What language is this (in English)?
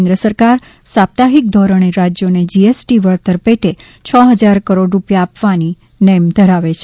Gujarati